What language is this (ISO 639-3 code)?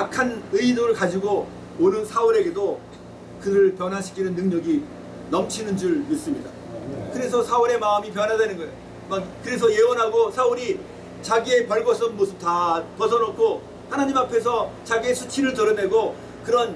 kor